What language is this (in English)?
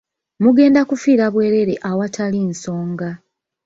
Ganda